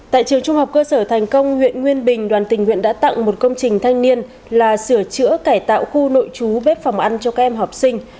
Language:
Vietnamese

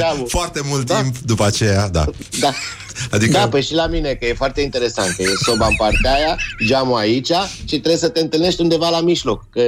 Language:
Romanian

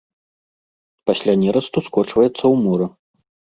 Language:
Belarusian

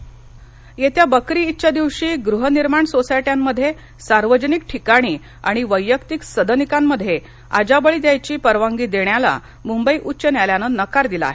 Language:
Marathi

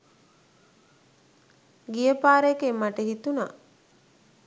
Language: Sinhala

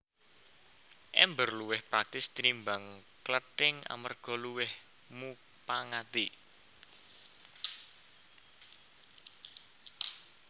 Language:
Javanese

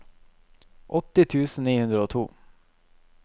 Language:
Norwegian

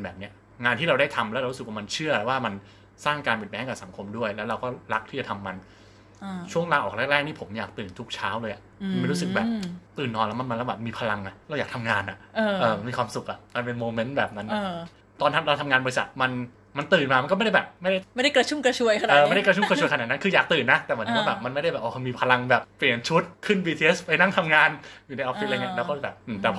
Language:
Thai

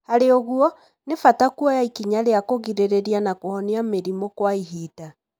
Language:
Kikuyu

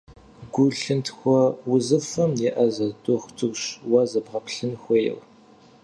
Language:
Kabardian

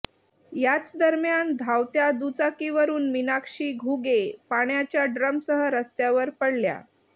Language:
Marathi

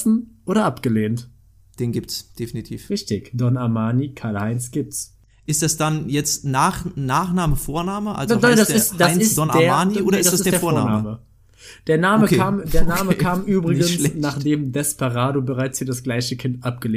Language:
German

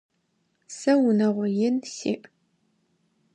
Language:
Adyghe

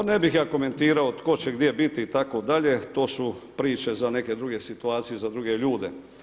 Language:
Croatian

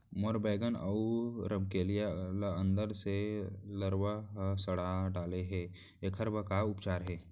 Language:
Chhattisgarhi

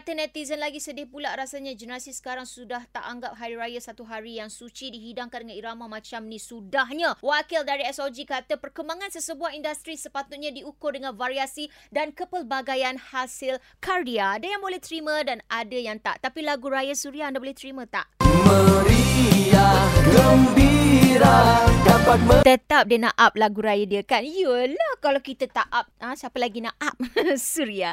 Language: Malay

